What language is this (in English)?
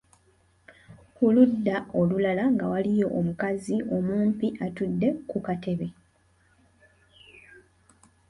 Ganda